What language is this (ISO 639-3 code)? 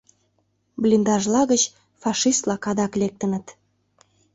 chm